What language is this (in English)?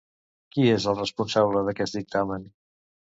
Catalan